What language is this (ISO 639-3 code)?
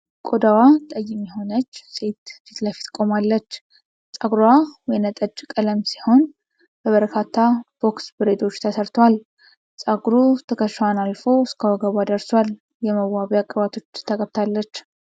amh